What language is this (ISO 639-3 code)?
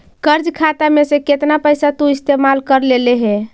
mag